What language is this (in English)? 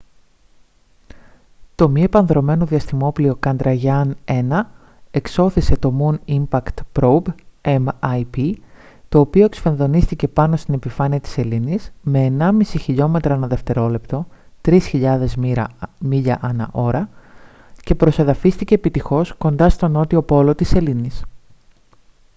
Greek